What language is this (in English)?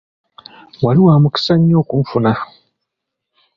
Ganda